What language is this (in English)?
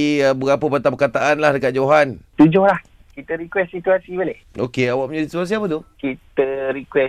Malay